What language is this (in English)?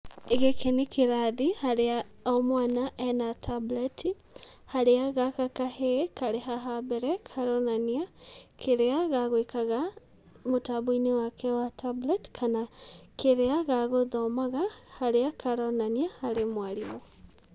Kikuyu